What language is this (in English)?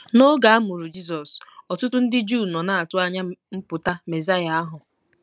Igbo